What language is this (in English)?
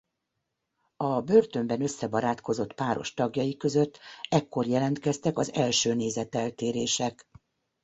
Hungarian